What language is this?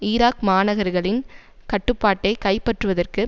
Tamil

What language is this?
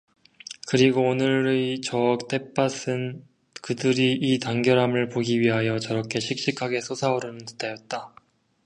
Korean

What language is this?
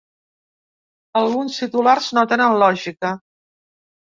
Catalan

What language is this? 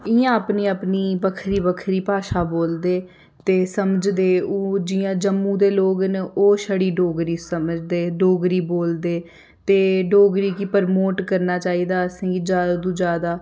Dogri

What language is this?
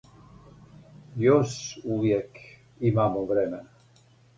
Serbian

